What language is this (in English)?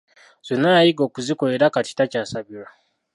Ganda